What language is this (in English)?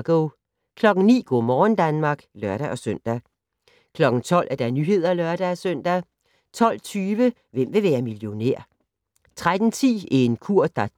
Danish